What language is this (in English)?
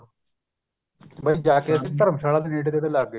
Punjabi